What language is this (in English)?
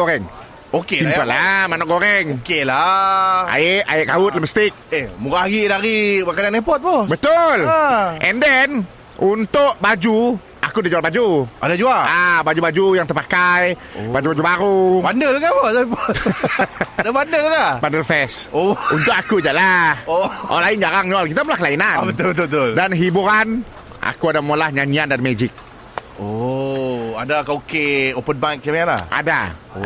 Malay